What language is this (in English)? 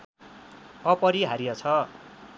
Nepali